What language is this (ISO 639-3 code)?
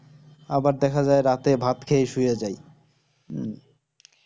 ben